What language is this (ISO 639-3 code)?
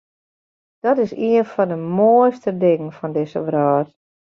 fry